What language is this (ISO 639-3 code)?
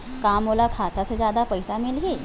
hne